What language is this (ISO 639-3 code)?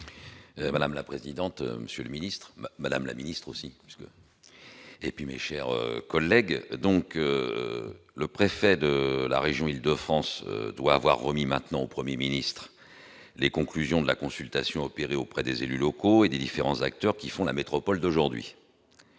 fra